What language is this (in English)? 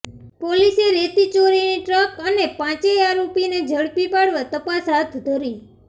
Gujarati